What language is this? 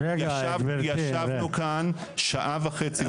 Hebrew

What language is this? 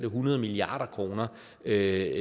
Danish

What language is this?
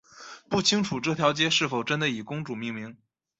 Chinese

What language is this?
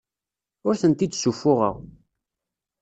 Kabyle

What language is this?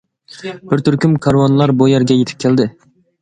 Uyghur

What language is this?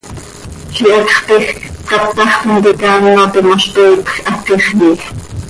Seri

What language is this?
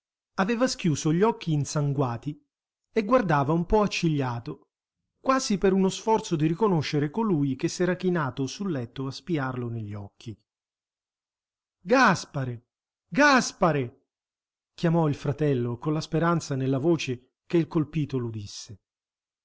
Italian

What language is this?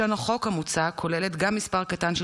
Hebrew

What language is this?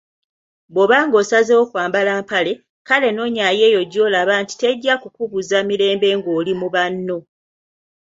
Ganda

